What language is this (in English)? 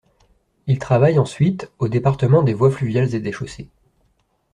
French